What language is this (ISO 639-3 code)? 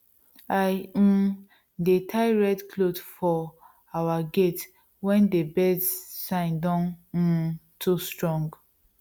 pcm